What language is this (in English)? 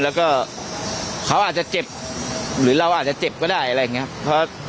Thai